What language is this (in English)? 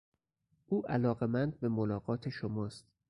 Persian